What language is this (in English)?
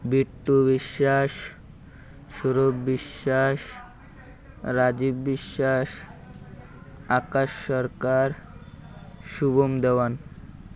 Odia